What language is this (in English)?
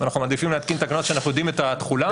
Hebrew